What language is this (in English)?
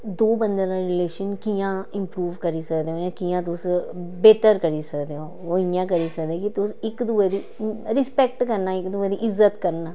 Dogri